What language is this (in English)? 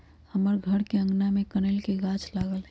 Magahi